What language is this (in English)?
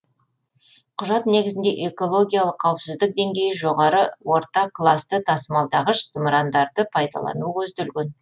Kazakh